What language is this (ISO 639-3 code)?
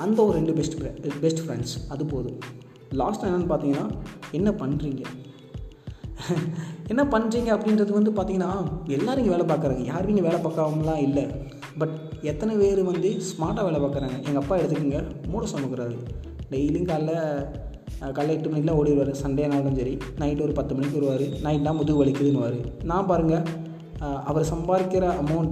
tam